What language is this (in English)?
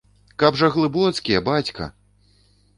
Belarusian